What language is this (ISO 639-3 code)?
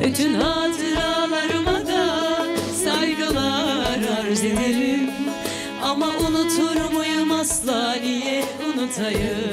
tur